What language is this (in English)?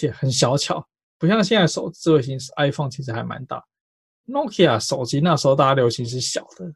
Chinese